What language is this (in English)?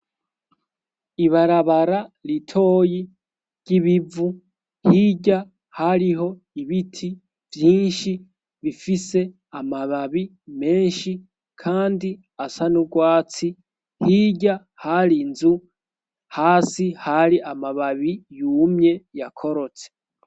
Rundi